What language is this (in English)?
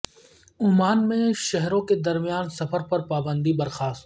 Urdu